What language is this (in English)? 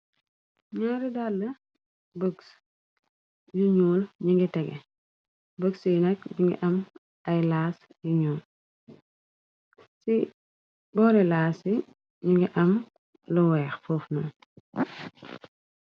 Wolof